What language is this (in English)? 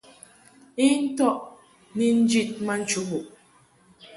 Mungaka